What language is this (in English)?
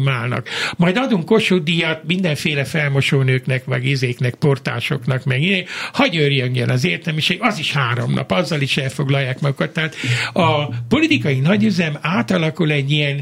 Hungarian